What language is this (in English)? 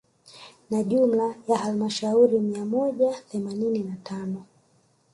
Swahili